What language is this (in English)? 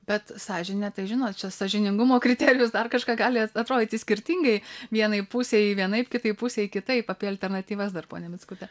Lithuanian